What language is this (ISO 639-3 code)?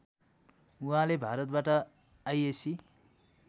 nep